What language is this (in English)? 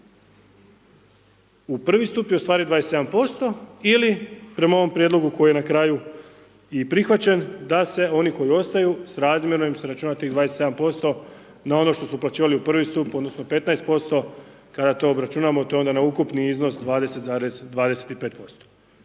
Croatian